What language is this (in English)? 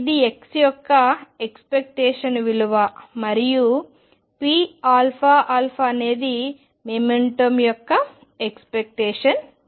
Telugu